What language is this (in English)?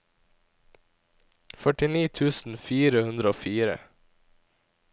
Norwegian